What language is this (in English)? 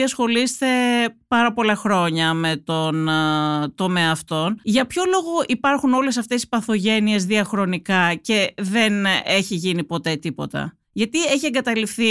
Greek